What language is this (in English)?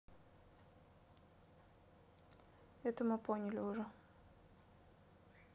Russian